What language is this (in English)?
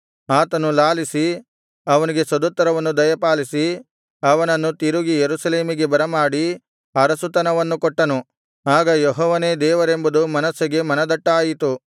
Kannada